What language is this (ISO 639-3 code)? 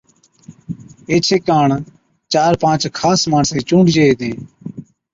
odk